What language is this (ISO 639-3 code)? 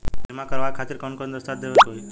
bho